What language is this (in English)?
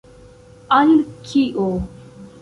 Esperanto